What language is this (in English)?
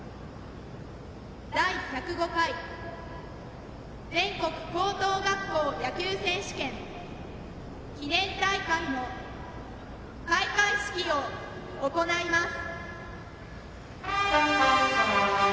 Japanese